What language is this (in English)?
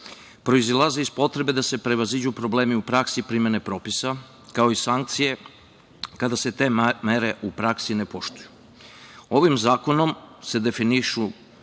Serbian